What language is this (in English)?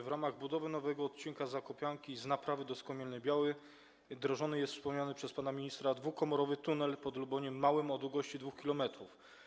Polish